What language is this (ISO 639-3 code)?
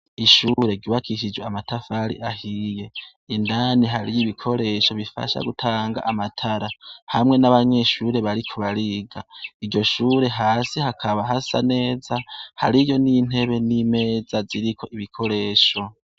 run